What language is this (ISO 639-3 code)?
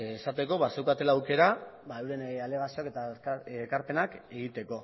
eus